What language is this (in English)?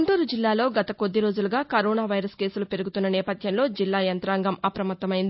Telugu